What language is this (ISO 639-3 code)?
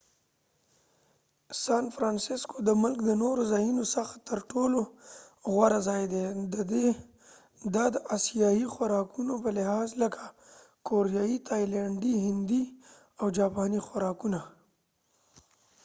pus